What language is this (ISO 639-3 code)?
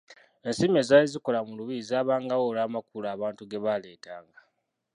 lug